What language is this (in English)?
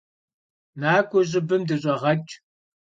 Kabardian